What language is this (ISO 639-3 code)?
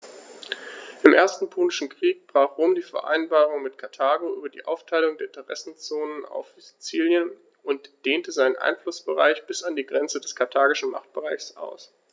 deu